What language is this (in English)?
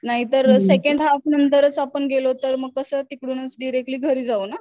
Marathi